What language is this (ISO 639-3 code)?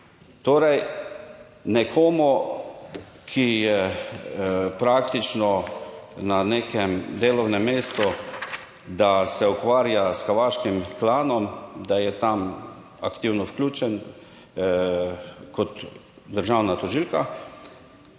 slv